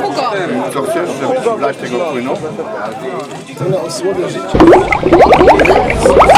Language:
Polish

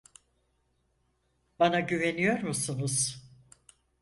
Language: Turkish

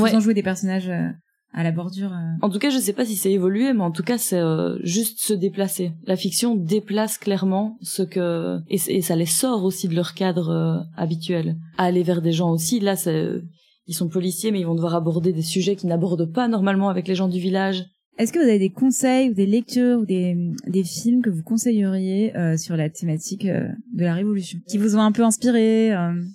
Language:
French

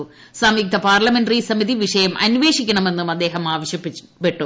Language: Malayalam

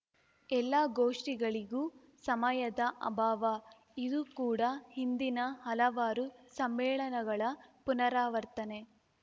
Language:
Kannada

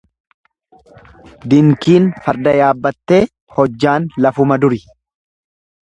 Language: Oromo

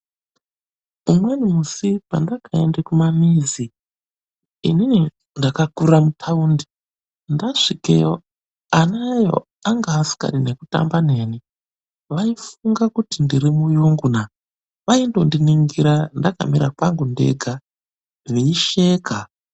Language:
Ndau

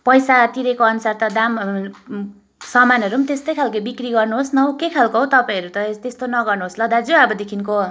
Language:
Nepali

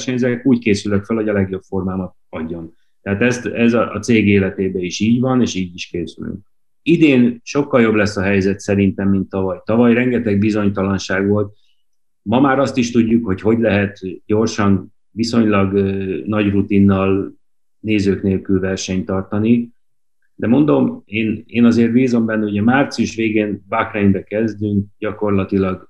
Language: Hungarian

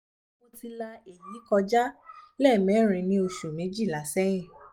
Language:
Yoruba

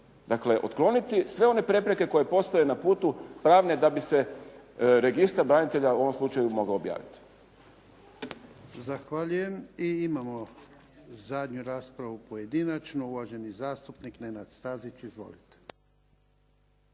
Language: Croatian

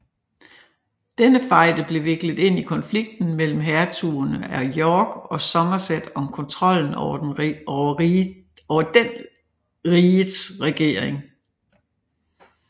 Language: Danish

